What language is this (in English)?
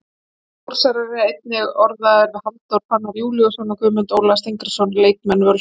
Icelandic